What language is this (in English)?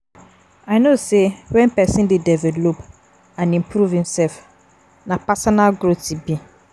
Nigerian Pidgin